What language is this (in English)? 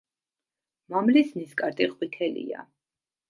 Georgian